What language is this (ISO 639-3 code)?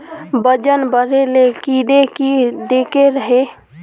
mag